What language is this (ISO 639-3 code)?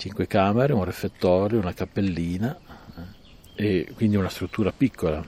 ita